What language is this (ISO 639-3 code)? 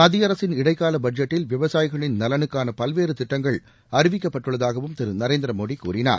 tam